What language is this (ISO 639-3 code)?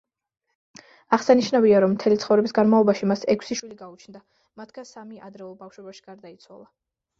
kat